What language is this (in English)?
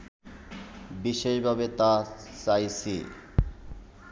Bangla